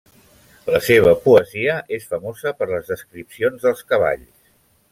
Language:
Catalan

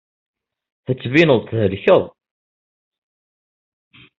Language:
Kabyle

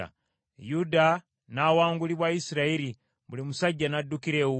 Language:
Ganda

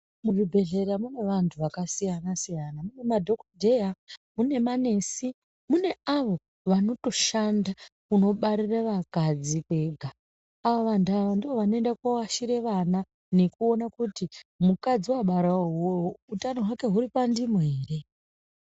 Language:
Ndau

